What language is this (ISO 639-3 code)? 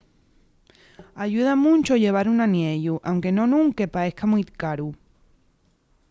ast